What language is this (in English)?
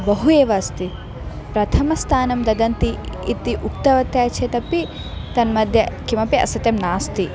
Sanskrit